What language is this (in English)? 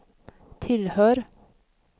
Swedish